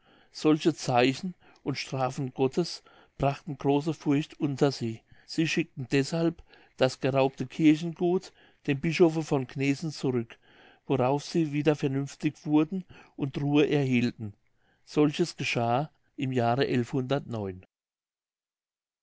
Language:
German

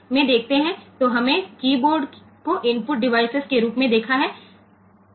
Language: Gujarati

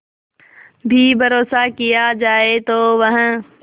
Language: Hindi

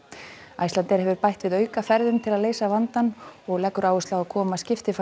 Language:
Icelandic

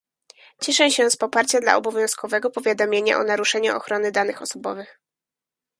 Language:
Polish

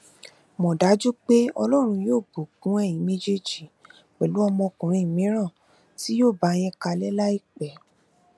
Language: Yoruba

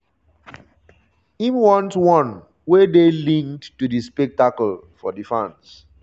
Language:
Nigerian Pidgin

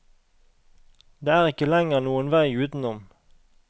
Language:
Norwegian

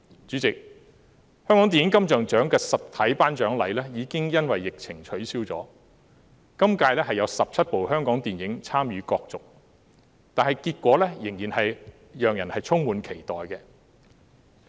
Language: Cantonese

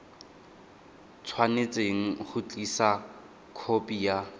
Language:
Tswana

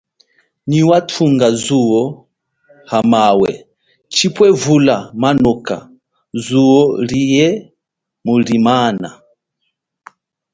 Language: Chokwe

